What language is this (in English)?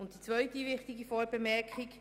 Swiss German